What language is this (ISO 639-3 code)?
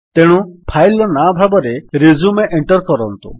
ori